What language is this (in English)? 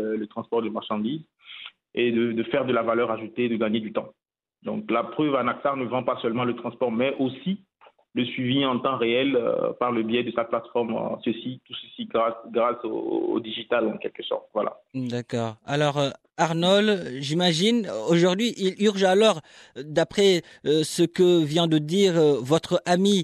French